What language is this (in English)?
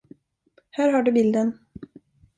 Swedish